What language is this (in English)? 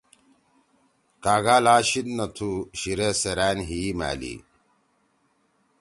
Torwali